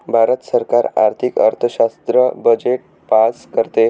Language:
Marathi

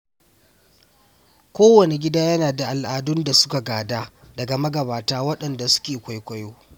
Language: Hausa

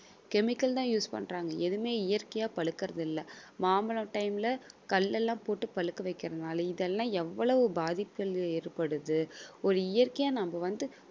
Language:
Tamil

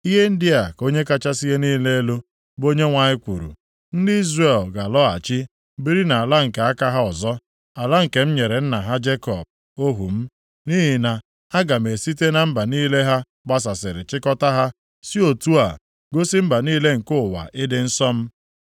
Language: Igbo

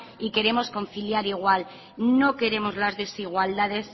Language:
Spanish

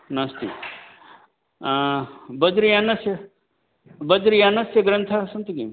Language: Sanskrit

